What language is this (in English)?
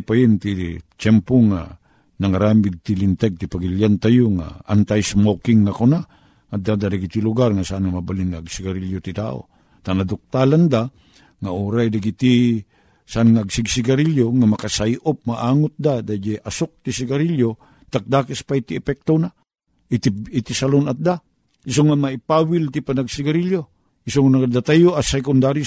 Filipino